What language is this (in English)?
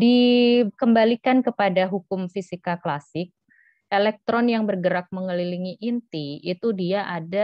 Indonesian